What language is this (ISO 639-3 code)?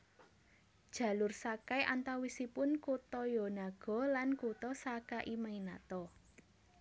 jav